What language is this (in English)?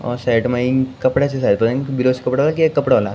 Garhwali